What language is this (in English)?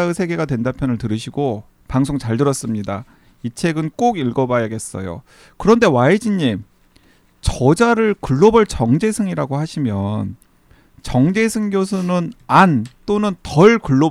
Korean